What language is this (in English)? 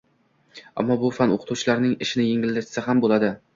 Uzbek